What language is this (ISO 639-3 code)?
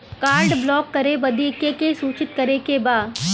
bho